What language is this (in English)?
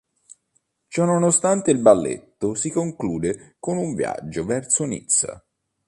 Italian